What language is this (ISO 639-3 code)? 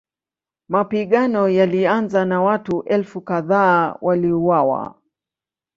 swa